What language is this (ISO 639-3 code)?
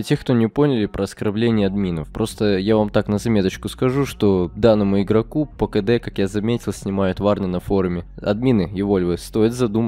rus